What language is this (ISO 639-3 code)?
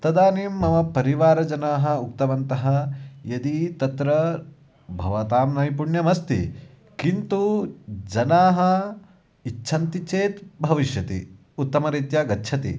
san